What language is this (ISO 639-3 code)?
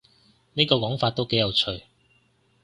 yue